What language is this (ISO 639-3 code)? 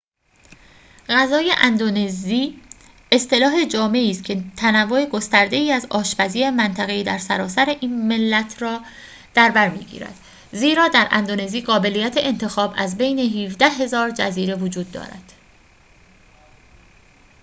fas